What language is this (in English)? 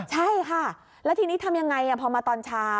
Thai